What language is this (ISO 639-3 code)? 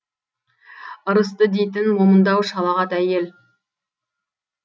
kaz